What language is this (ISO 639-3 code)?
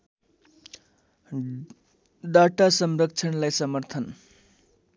nep